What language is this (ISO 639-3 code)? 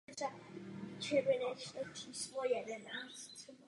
ces